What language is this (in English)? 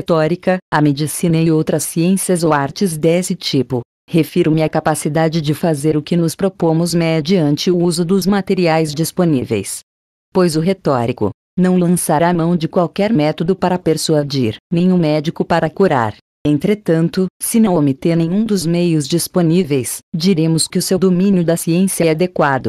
Portuguese